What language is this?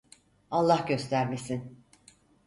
Turkish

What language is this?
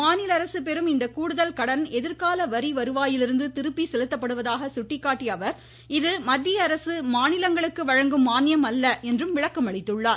Tamil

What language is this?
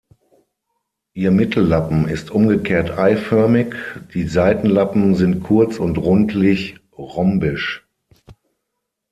German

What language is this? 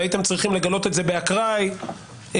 Hebrew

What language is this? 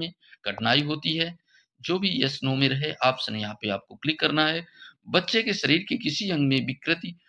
Hindi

